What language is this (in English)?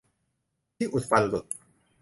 Thai